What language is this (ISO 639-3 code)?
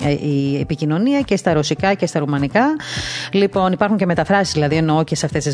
ell